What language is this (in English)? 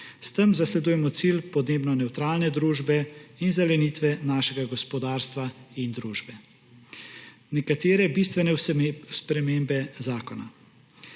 Slovenian